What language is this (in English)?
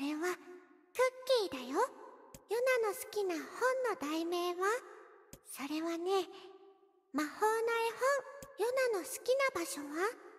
Japanese